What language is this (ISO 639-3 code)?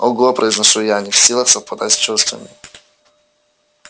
rus